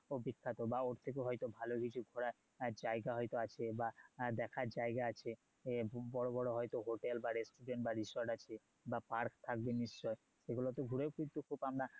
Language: Bangla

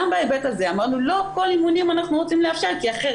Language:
Hebrew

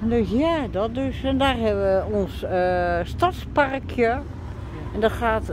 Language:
Dutch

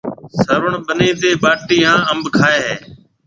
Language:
Marwari (Pakistan)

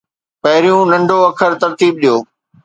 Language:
Sindhi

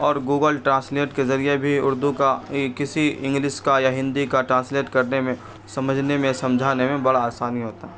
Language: Urdu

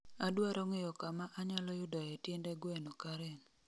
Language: Luo (Kenya and Tanzania)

